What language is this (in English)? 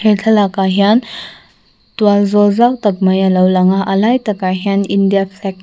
Mizo